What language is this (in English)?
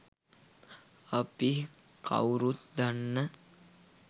Sinhala